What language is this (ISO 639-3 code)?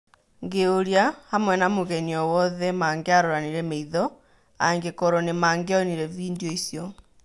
kik